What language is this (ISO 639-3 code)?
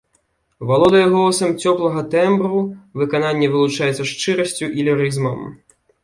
bel